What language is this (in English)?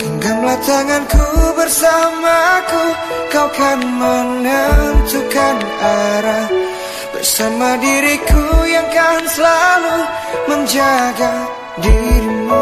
Indonesian